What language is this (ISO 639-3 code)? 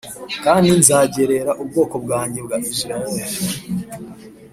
kin